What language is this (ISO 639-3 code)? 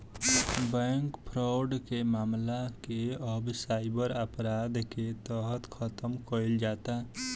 bho